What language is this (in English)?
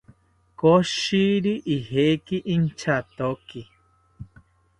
South Ucayali Ashéninka